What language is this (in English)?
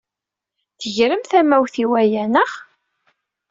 Kabyle